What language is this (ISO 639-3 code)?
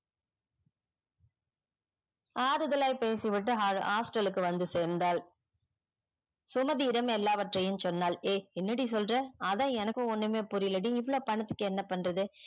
tam